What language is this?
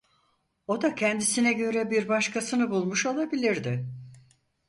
Turkish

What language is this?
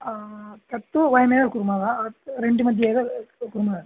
Sanskrit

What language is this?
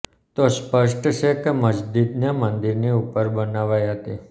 Gujarati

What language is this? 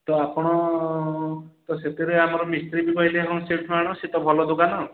Odia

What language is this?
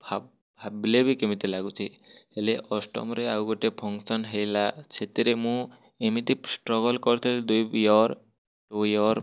Odia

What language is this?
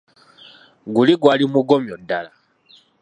Ganda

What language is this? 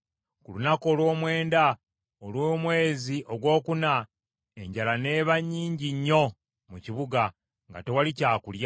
Ganda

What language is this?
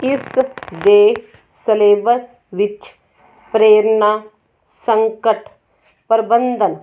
Punjabi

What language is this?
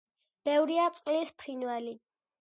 Georgian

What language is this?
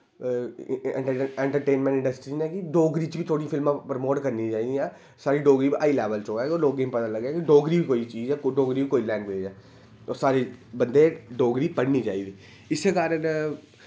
Dogri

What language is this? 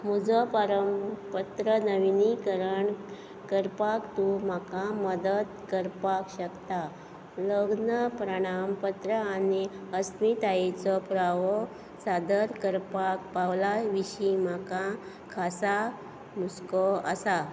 Konkani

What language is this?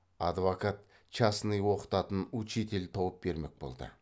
Kazakh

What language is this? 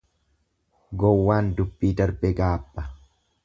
Oromo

